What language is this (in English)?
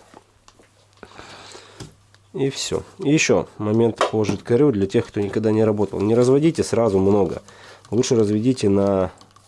Russian